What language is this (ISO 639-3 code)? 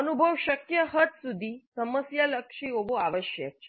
guj